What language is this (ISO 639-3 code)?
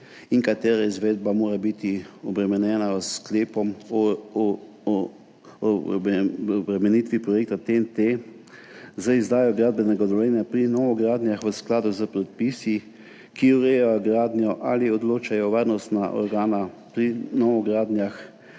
slv